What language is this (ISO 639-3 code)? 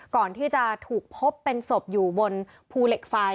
tha